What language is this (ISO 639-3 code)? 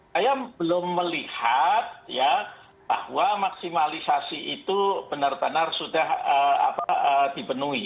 ind